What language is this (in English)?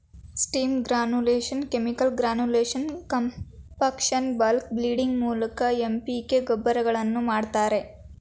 Kannada